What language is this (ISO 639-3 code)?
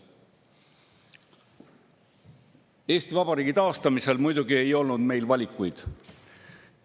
est